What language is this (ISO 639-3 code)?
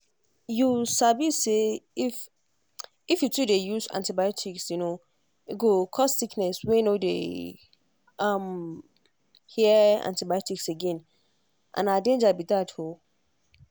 pcm